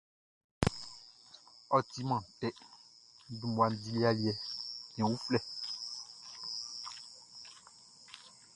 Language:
Baoulé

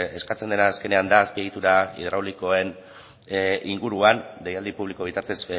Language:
Basque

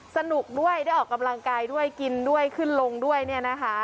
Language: Thai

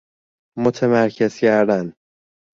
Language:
Persian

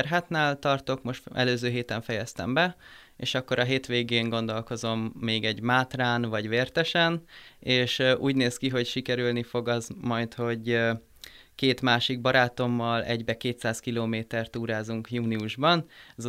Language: Hungarian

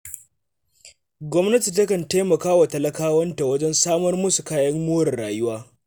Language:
Hausa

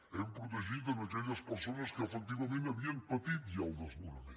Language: Catalan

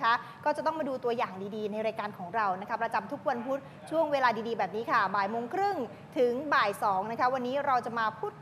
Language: Thai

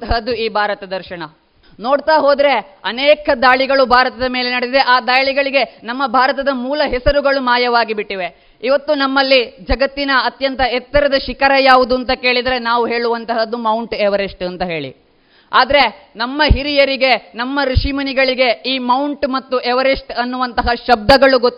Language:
Kannada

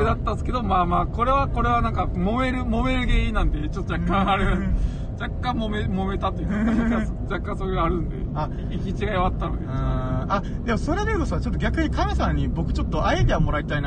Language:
Japanese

